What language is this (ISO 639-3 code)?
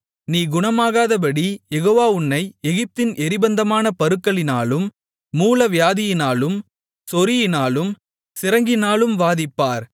tam